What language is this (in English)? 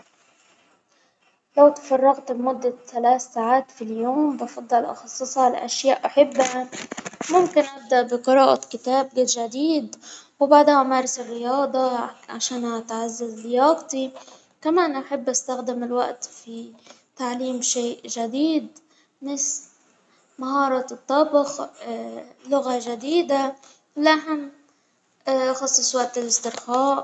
Hijazi Arabic